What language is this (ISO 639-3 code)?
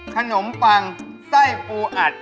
tha